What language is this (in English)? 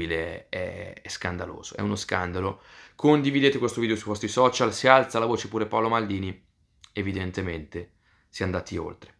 Italian